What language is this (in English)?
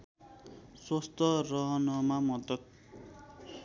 Nepali